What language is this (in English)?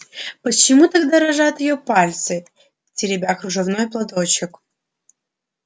Russian